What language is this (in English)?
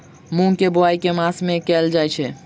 Maithili